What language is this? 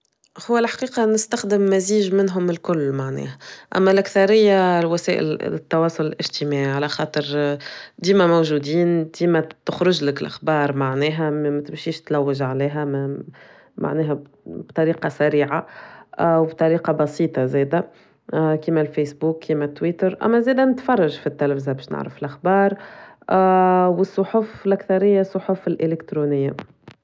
Tunisian Arabic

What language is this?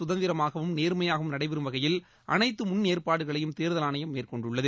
Tamil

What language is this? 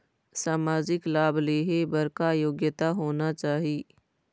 Chhattisgarhi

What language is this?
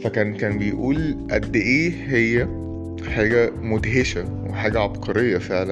Arabic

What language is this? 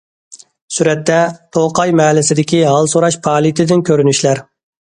Uyghur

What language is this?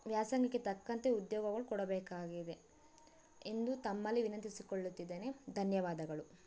Kannada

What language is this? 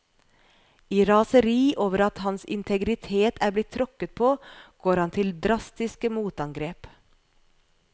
Norwegian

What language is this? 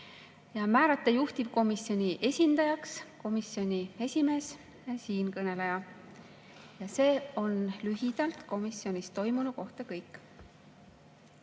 Estonian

